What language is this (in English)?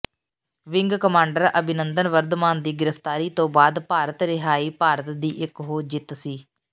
Punjabi